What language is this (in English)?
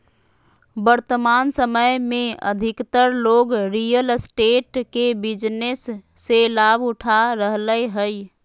Magahi